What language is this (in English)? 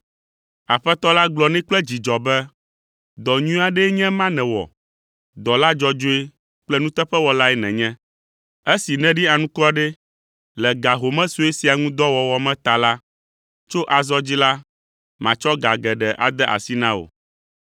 Ewe